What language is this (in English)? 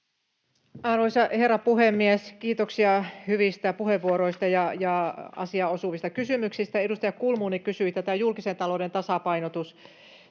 Finnish